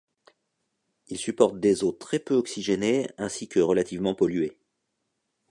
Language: French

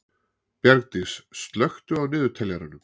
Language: Icelandic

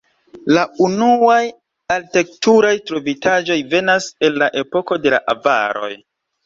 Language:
Esperanto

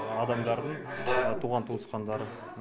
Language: Kazakh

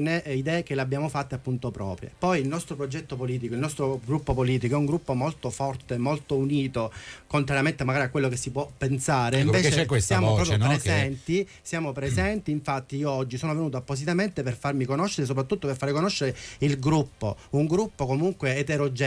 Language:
Italian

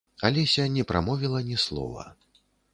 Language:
Belarusian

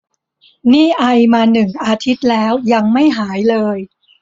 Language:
Thai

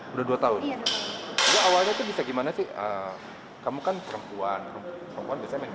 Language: Indonesian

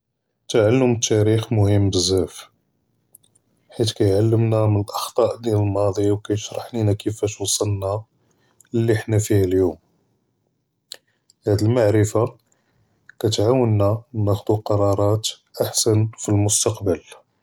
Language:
Judeo-Arabic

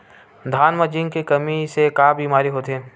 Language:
Chhattisgarhi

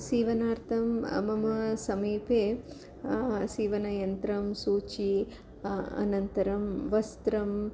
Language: Sanskrit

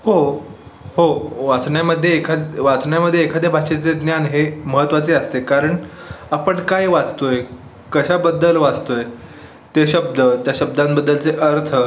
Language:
Marathi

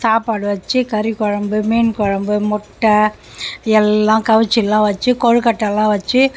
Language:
Tamil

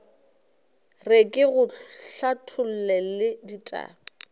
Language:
Northern Sotho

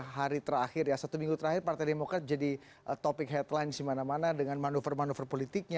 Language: Indonesian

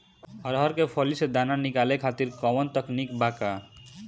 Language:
Bhojpuri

